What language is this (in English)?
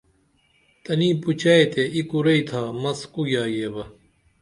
Dameli